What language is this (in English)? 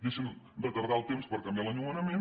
Catalan